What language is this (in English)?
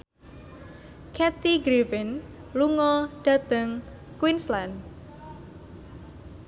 Javanese